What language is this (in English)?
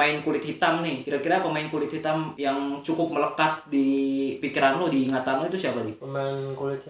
Indonesian